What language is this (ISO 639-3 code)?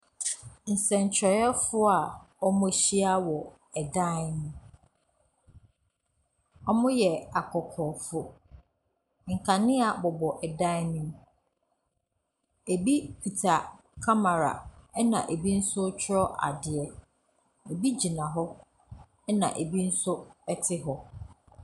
aka